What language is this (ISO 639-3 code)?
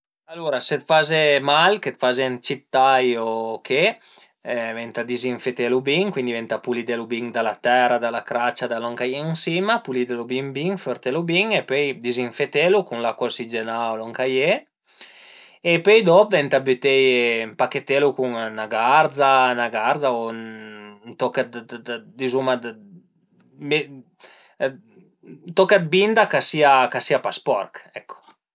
pms